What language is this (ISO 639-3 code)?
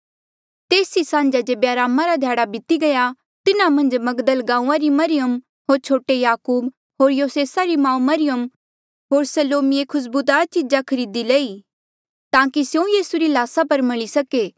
mjl